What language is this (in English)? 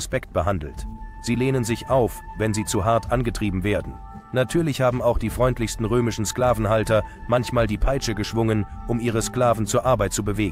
German